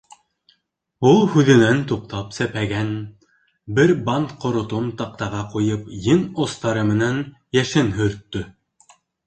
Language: Bashkir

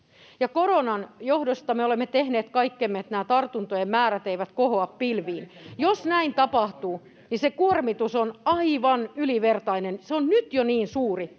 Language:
Finnish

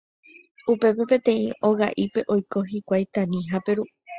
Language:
Guarani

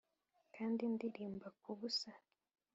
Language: Kinyarwanda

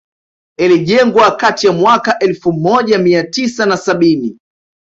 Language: Swahili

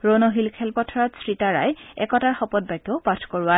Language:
Assamese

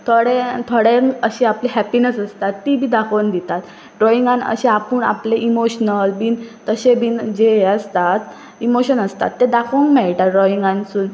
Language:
Konkani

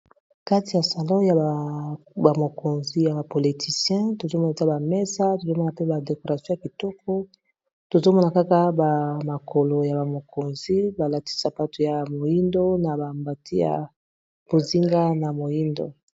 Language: Lingala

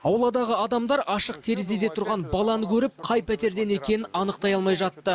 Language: Kazakh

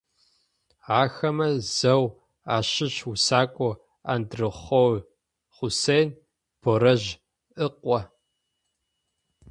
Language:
Adyghe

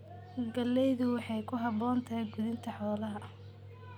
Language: Somali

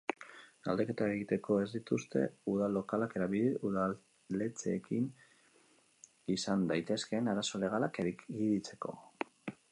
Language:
Basque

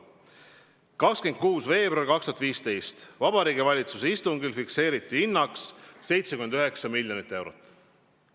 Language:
Estonian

